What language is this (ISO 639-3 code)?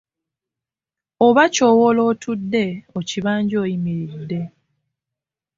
lug